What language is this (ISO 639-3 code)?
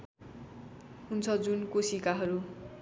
nep